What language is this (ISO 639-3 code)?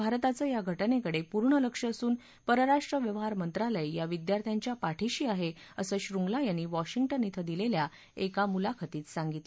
mar